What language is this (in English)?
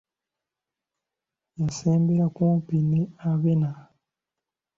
Ganda